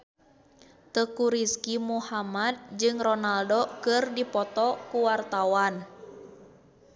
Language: Sundanese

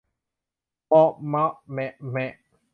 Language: Thai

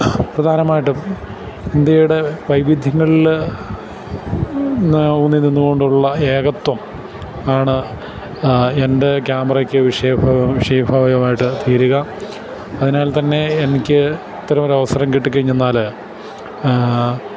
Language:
Malayalam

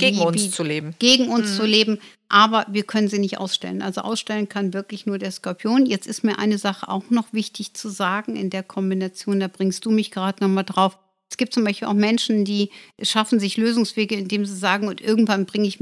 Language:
German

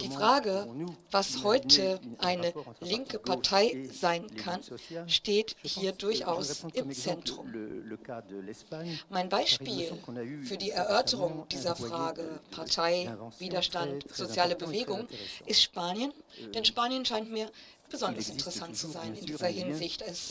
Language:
German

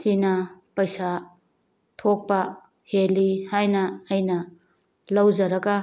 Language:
Manipuri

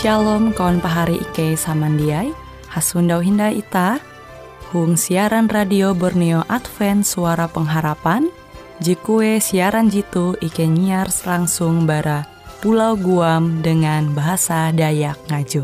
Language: Indonesian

